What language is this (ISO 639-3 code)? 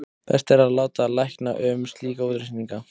isl